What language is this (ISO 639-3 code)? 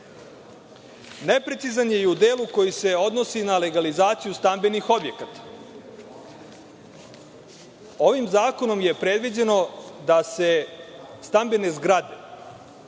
srp